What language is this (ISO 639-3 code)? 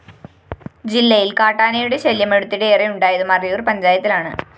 mal